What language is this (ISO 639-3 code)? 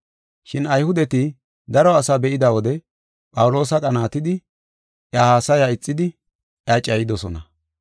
gof